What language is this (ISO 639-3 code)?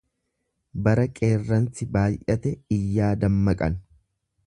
orm